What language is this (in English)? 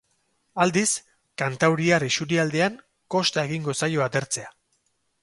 Basque